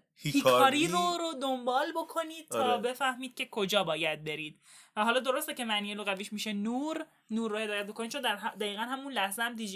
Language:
Persian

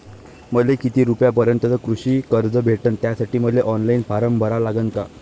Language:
Marathi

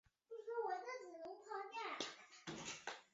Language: Chinese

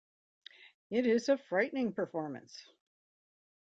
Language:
English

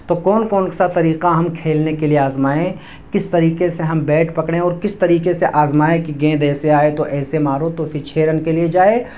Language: Urdu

